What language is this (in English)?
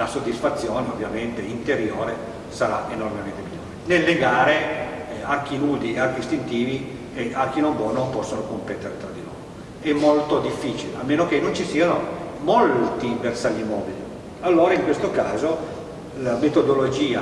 Italian